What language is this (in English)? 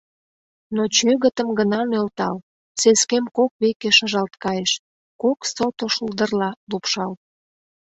Mari